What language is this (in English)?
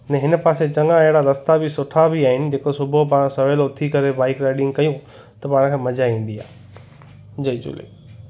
Sindhi